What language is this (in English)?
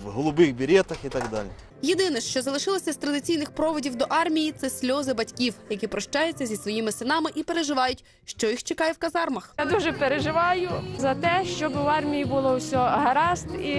Ukrainian